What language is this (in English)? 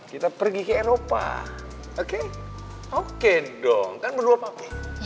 Indonesian